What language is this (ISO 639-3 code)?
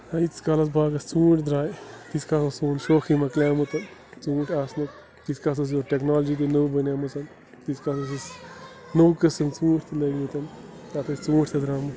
kas